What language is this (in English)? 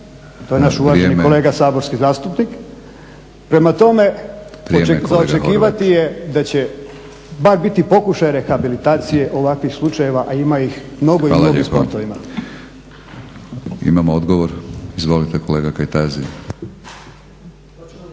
Croatian